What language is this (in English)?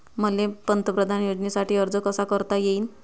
Marathi